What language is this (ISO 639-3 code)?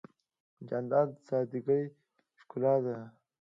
pus